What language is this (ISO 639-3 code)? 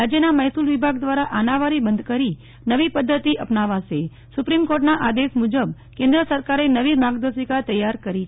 guj